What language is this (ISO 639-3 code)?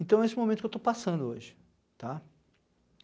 por